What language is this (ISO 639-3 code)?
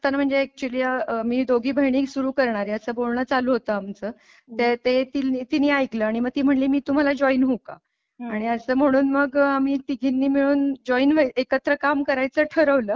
mar